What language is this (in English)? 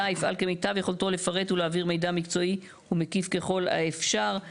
Hebrew